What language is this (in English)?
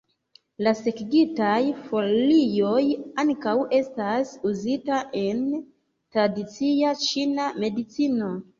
Esperanto